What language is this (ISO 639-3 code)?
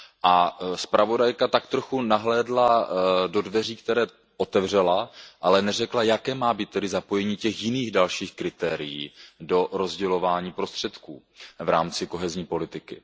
ces